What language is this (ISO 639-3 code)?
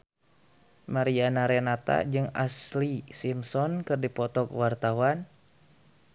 sun